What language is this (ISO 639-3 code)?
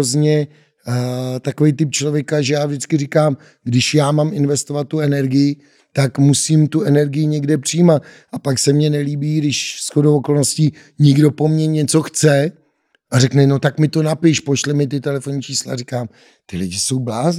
ces